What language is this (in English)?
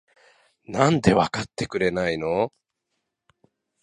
Japanese